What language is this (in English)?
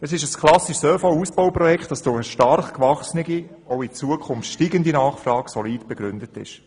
Swiss German